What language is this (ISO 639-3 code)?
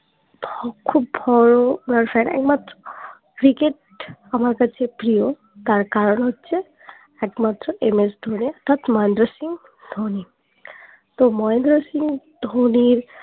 ben